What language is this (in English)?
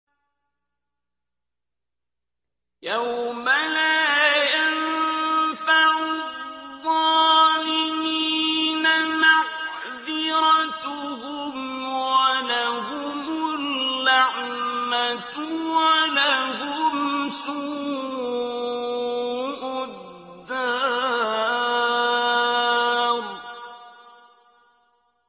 Arabic